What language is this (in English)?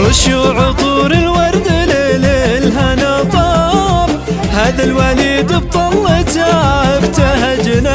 Arabic